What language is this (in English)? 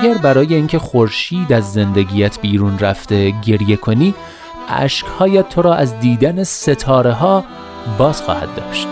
Persian